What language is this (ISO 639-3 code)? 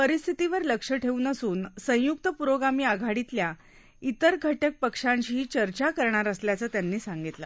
mar